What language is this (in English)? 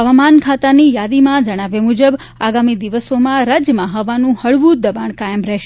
Gujarati